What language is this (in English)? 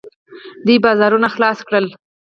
Pashto